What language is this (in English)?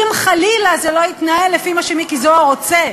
Hebrew